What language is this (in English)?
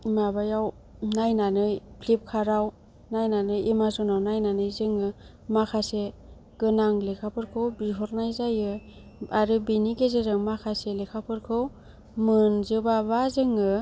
Bodo